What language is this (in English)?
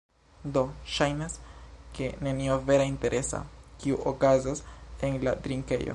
Esperanto